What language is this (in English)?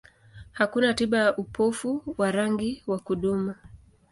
Swahili